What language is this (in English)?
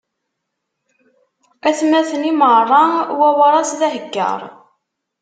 Kabyle